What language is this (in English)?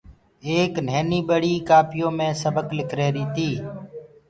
Gurgula